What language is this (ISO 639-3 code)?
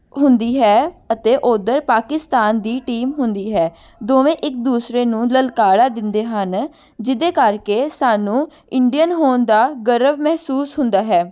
pan